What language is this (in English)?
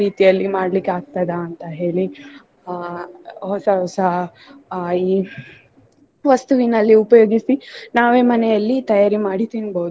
Kannada